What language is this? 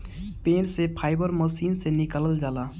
Bhojpuri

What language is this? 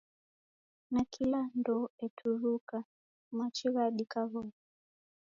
Taita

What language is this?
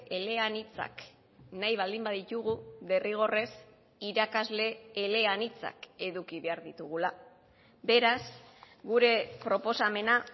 Basque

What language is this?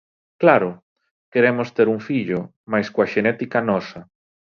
Galician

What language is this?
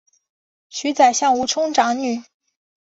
Chinese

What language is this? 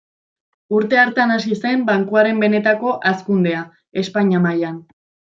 Basque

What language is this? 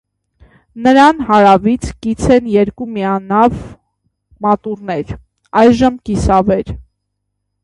Armenian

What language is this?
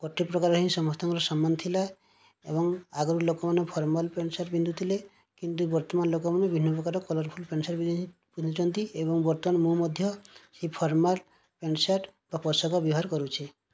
Odia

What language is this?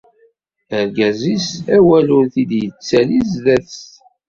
Kabyle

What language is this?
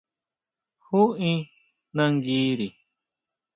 Huautla Mazatec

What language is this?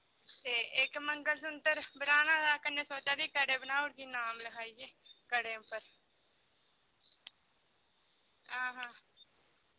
Dogri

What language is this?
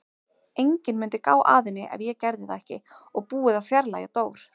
Icelandic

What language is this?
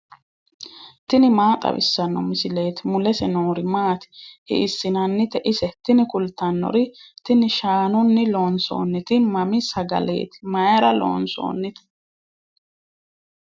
Sidamo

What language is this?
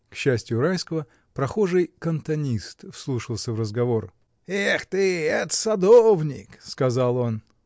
Russian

